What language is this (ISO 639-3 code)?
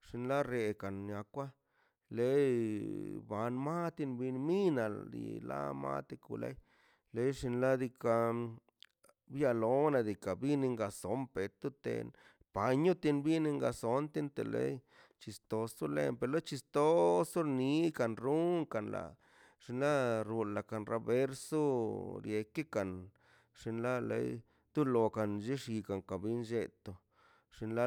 zpy